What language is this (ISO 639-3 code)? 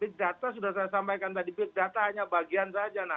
ind